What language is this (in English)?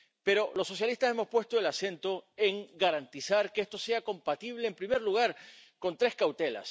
Spanish